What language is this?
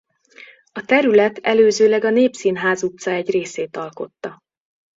Hungarian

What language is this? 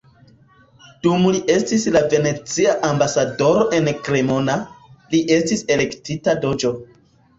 Esperanto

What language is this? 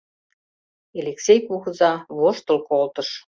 Mari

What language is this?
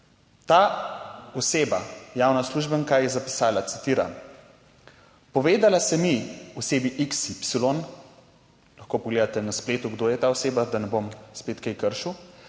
Slovenian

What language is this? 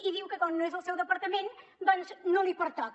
Catalan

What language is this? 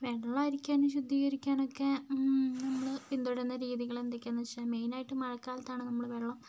Malayalam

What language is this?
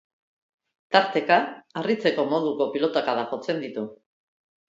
Basque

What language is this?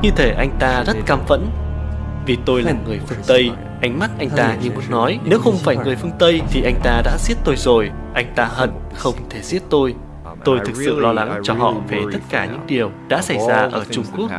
Vietnamese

